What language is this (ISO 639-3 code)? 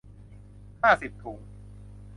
tha